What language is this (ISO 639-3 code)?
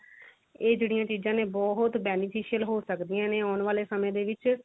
pan